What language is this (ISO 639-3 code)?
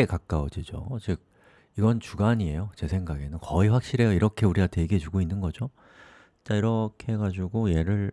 kor